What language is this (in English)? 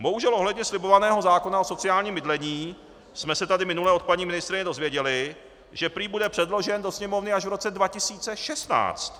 Czech